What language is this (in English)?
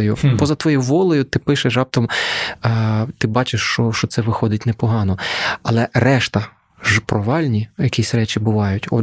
Ukrainian